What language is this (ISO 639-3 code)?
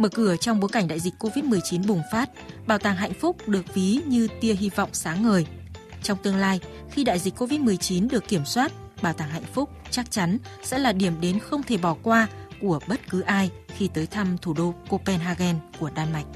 vie